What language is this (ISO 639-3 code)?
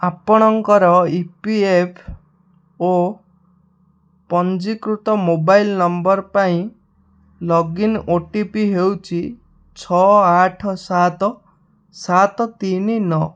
ori